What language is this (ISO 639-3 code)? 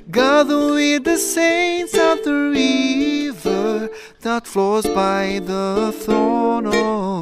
fil